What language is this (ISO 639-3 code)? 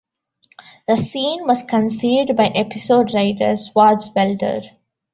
eng